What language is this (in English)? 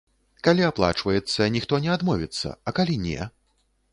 Belarusian